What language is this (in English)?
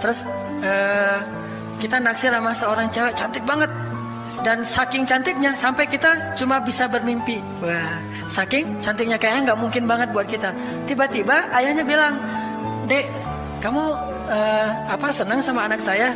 Indonesian